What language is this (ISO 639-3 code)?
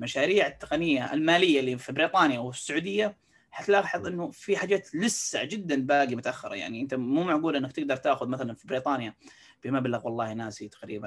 ara